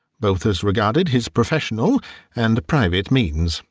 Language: English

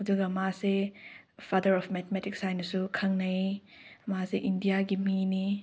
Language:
Manipuri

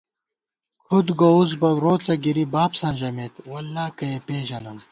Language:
Gawar-Bati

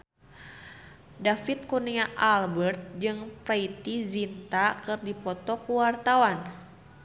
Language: Sundanese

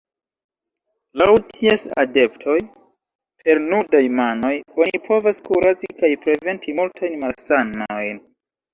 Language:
Esperanto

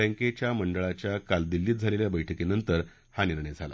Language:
Marathi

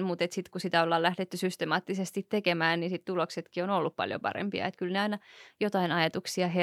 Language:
Finnish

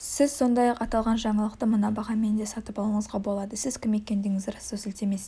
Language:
Kazakh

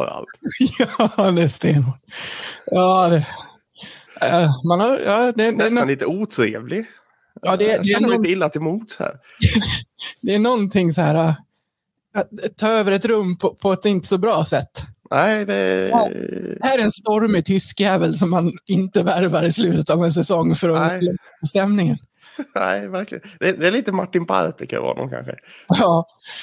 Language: Swedish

